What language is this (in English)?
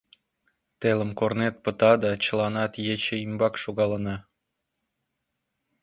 Mari